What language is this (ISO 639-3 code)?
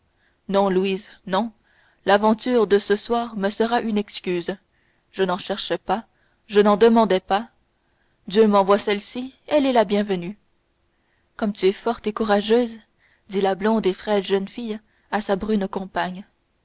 fra